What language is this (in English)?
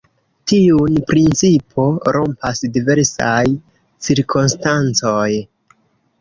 Esperanto